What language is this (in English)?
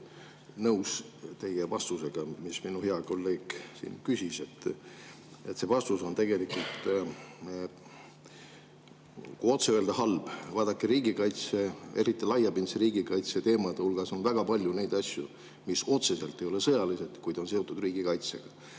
Estonian